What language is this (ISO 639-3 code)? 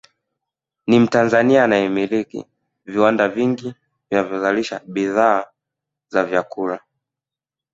swa